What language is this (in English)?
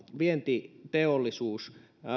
Finnish